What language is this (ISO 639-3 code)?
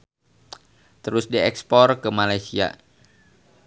sun